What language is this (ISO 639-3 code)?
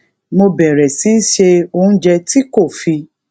yor